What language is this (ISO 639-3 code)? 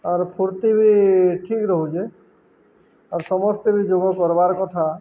ori